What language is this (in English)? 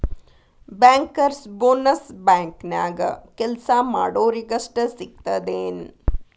Kannada